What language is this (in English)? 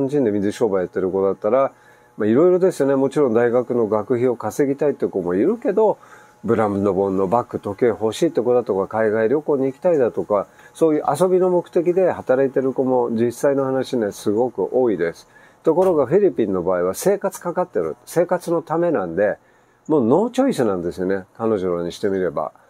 Japanese